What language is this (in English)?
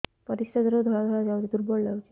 Odia